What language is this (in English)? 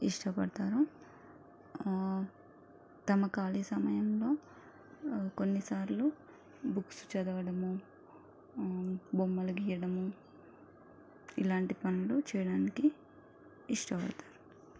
Telugu